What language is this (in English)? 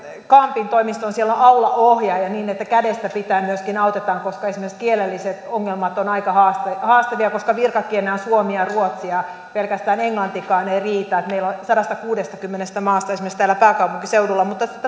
Finnish